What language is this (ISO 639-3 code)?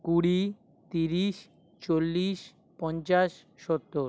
ben